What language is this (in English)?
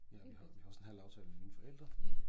Danish